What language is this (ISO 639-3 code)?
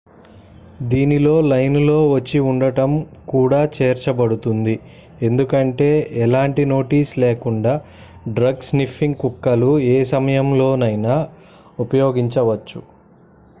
tel